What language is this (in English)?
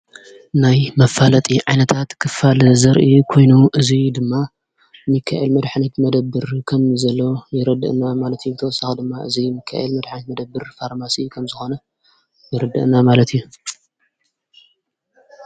Tigrinya